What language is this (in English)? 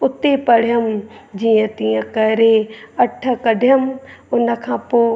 Sindhi